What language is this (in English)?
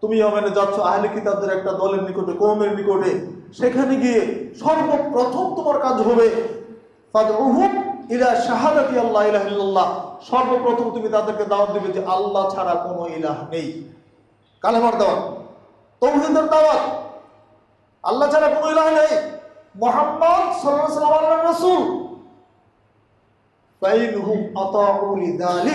Turkish